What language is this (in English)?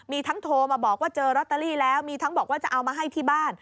Thai